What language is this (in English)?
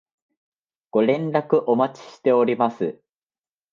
Japanese